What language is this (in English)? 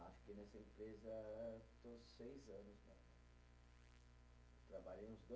Portuguese